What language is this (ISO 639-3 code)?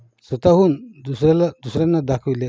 mar